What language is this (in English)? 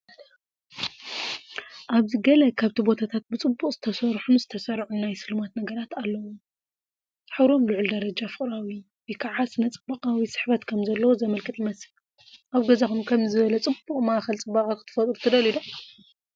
Tigrinya